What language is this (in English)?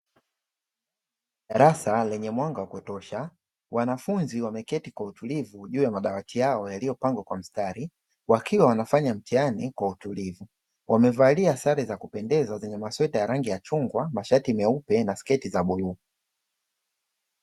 Swahili